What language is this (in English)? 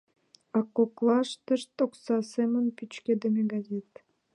Mari